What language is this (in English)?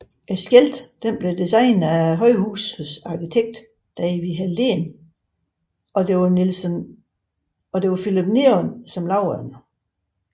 Danish